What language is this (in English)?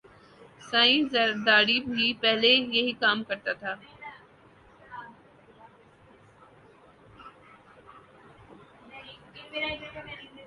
Urdu